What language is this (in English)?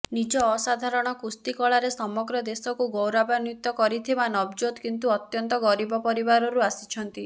Odia